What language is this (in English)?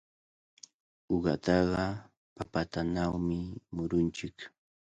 Cajatambo North Lima Quechua